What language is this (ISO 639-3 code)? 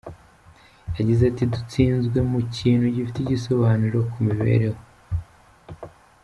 kin